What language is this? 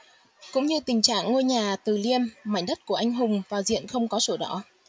Vietnamese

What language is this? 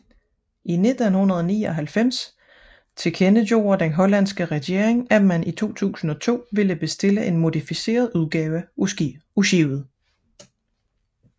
Danish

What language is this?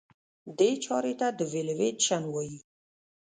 Pashto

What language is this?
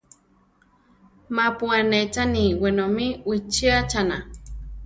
Central Tarahumara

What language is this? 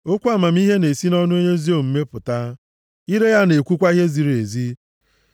Igbo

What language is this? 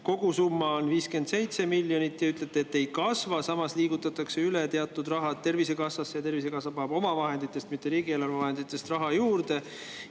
Estonian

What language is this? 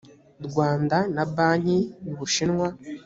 Kinyarwanda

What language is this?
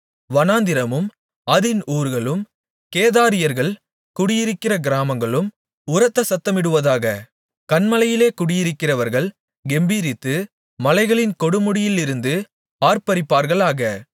Tamil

